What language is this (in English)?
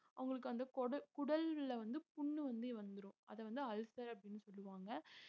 Tamil